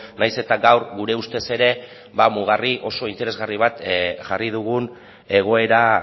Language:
Basque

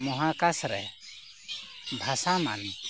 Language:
Santali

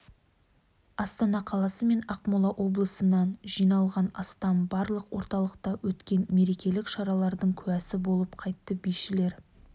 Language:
Kazakh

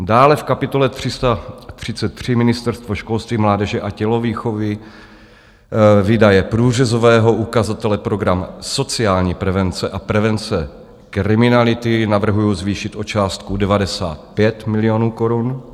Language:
Czech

